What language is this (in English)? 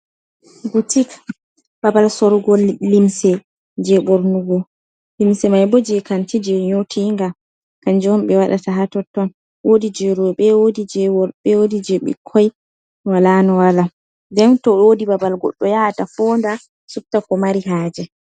Fula